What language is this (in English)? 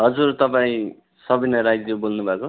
Nepali